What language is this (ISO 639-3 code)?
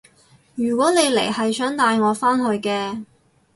yue